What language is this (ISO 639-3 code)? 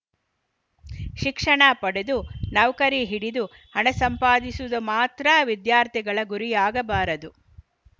kan